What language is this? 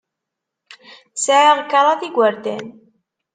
Kabyle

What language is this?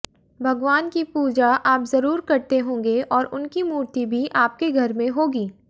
Hindi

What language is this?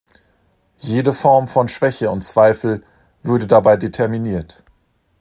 German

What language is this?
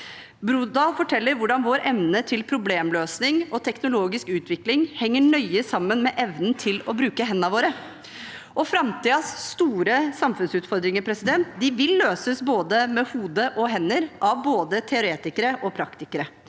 Norwegian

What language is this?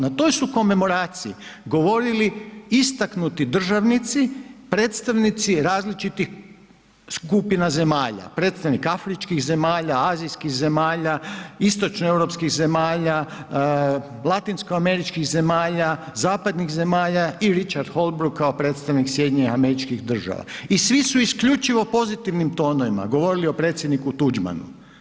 Croatian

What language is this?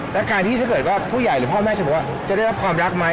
Thai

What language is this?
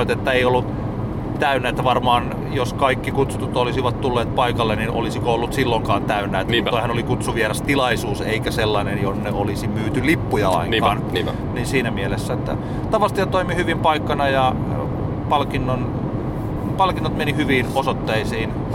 Finnish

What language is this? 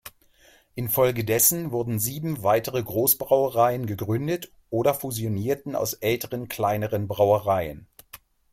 German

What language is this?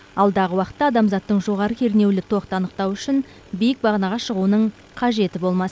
Kazakh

